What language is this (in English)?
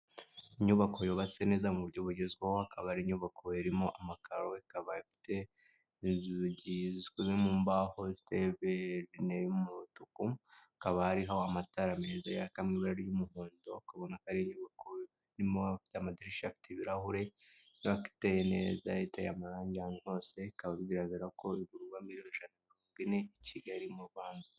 Kinyarwanda